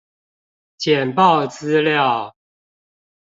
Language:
Chinese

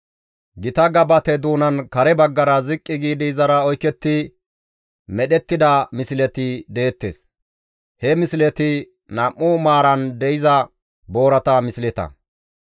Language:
Gamo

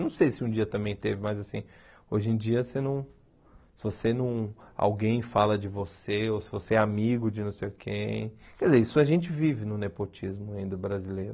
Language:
Portuguese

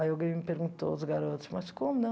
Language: Portuguese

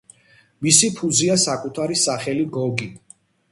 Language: Georgian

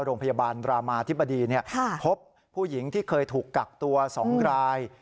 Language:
Thai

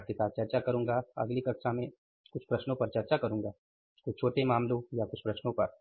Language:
Hindi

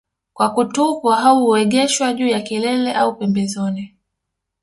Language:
Swahili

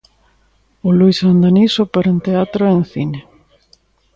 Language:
Galician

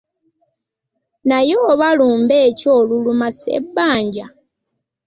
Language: Ganda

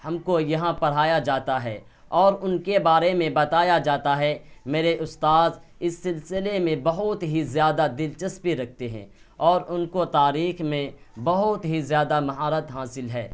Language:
Urdu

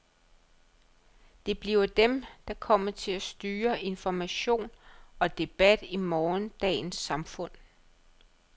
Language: Danish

